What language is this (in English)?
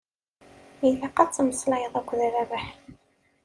Kabyle